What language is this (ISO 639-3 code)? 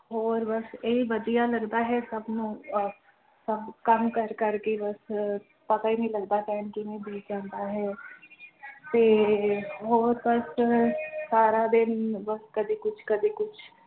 pan